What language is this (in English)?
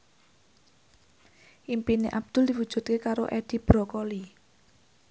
Javanese